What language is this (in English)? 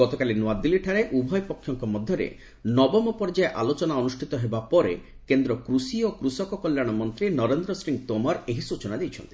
Odia